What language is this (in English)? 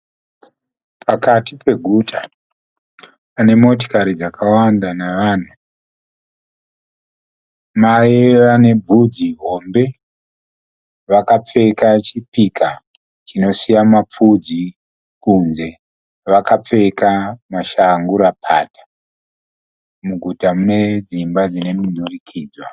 Shona